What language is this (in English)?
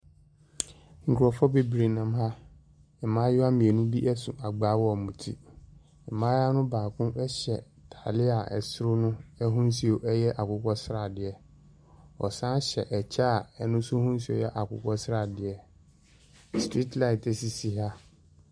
Akan